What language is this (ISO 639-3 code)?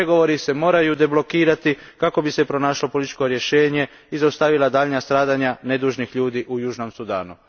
hrv